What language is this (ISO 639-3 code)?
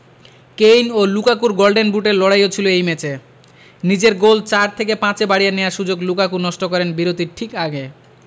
ben